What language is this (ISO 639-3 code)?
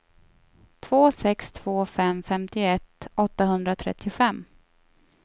swe